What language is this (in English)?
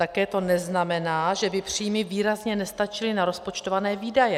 Czech